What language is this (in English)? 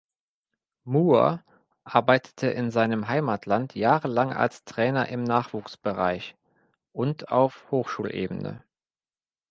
German